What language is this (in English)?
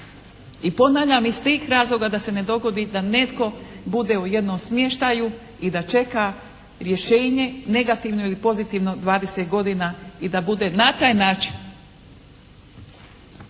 Croatian